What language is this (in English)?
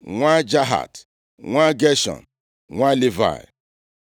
Igbo